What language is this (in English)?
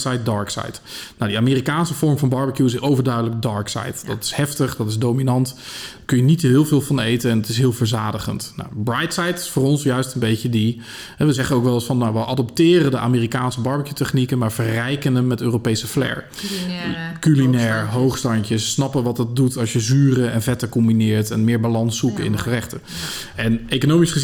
Dutch